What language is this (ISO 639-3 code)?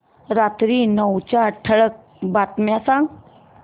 mar